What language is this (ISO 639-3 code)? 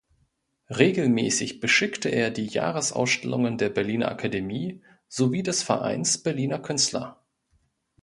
deu